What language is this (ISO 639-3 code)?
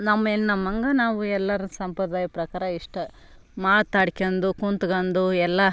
kan